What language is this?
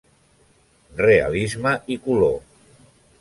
Catalan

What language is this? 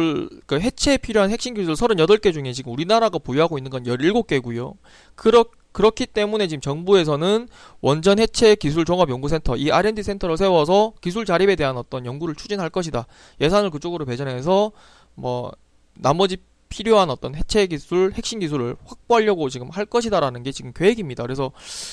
Korean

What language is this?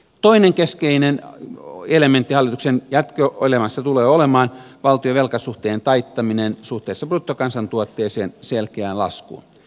Finnish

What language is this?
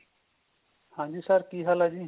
Punjabi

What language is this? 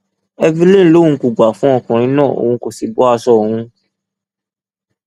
Yoruba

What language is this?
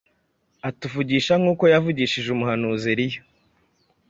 Kinyarwanda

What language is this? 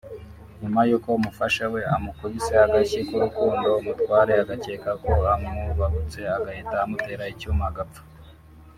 Kinyarwanda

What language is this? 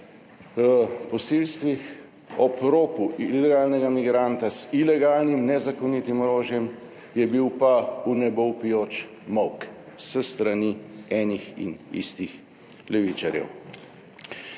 Slovenian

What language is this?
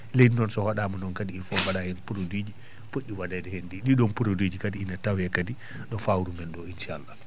Fula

